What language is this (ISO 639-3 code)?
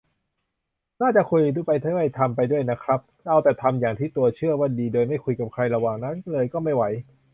tha